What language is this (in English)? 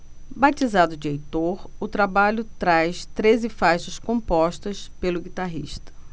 Portuguese